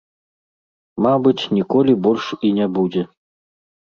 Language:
Belarusian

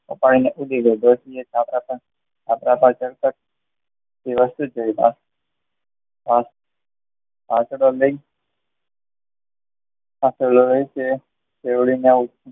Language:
Gujarati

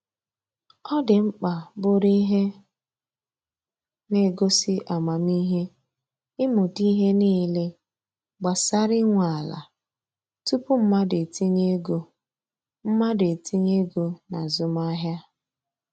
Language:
Igbo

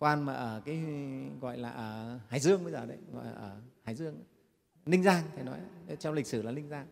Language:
Vietnamese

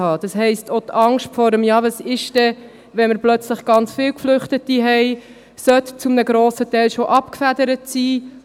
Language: Swiss German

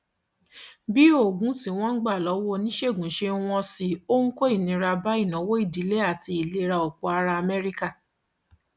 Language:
Yoruba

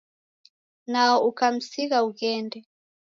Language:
Taita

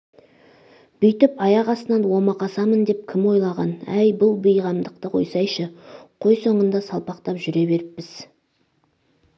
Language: Kazakh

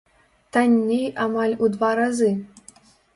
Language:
Belarusian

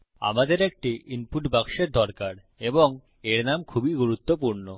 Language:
Bangla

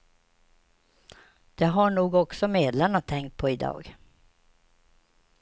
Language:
Swedish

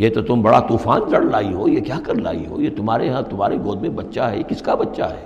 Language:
Urdu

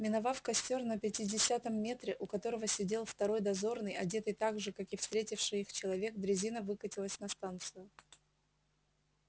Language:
Russian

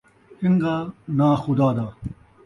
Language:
Saraiki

